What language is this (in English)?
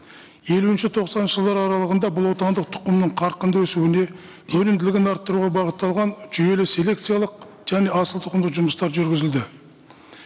Kazakh